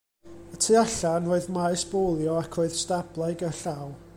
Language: Welsh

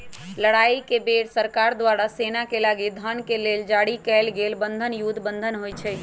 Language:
Magahi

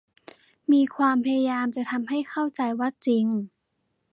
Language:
Thai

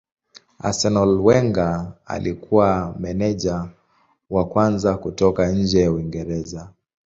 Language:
Swahili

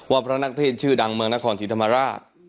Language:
Thai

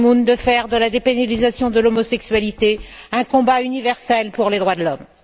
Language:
French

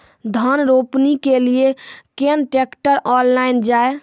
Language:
Maithili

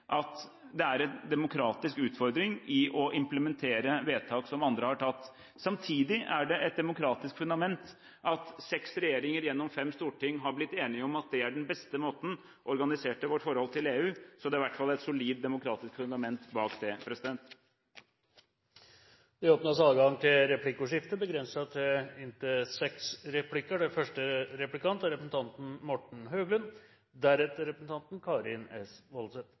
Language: Norwegian Bokmål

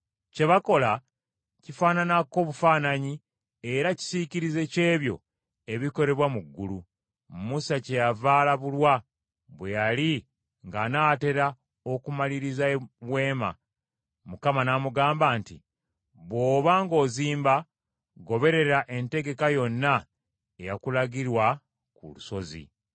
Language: Ganda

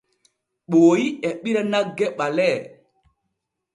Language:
Borgu Fulfulde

